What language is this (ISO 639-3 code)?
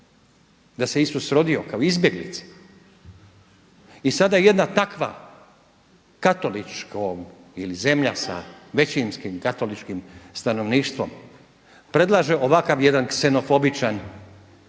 hrv